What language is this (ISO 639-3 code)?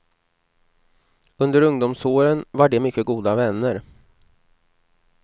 swe